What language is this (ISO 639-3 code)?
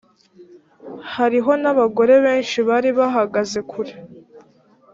kin